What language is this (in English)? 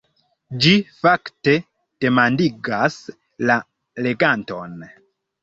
Esperanto